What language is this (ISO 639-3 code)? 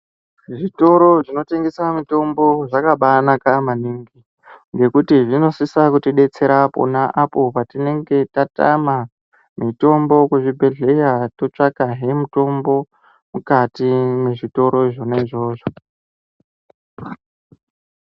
ndc